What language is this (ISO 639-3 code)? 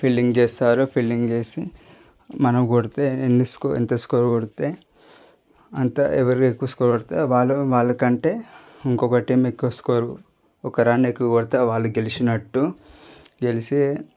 tel